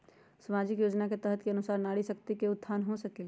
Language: Magahi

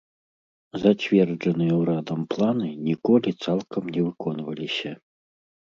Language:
Belarusian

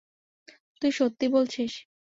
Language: Bangla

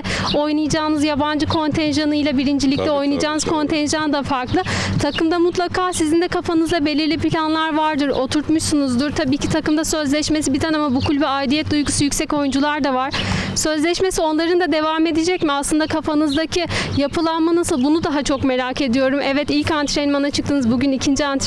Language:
Turkish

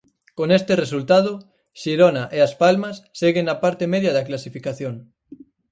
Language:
Galician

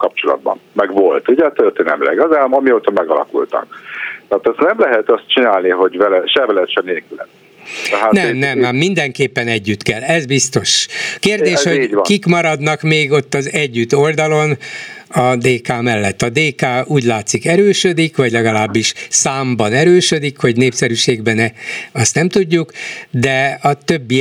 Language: Hungarian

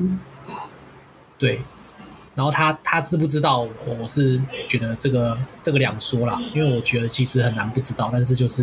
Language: Chinese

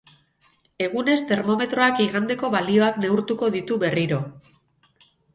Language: Basque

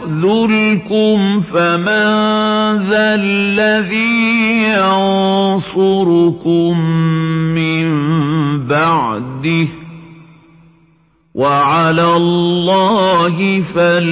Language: Arabic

